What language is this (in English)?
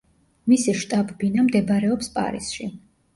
Georgian